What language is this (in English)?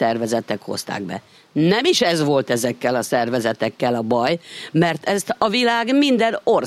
Hungarian